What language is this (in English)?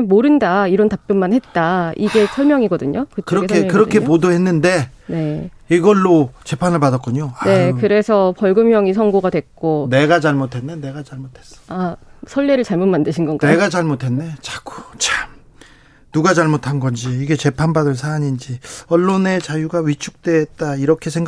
Korean